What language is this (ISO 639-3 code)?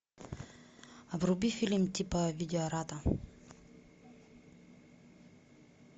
rus